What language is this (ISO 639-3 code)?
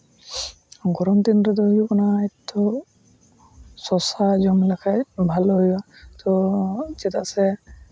sat